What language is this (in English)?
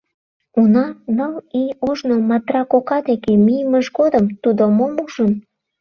Mari